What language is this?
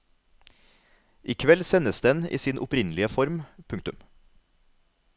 Norwegian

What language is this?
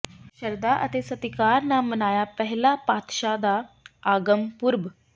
Punjabi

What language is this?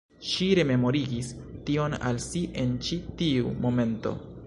Esperanto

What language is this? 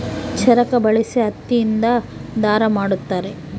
Kannada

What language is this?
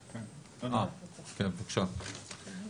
Hebrew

